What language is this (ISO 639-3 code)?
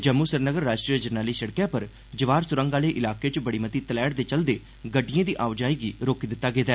doi